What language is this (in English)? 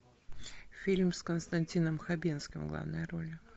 Russian